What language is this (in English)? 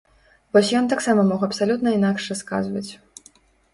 Belarusian